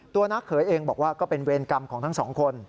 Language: Thai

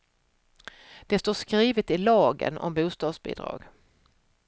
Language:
Swedish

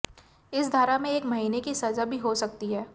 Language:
Hindi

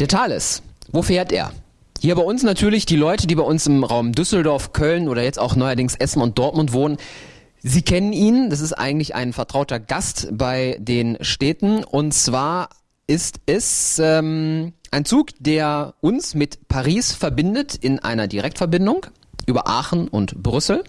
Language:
German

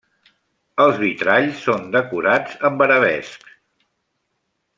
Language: Catalan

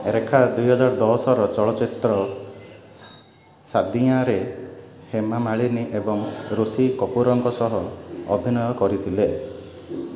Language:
Odia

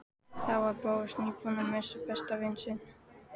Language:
Icelandic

